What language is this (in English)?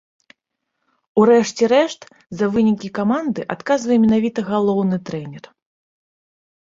Belarusian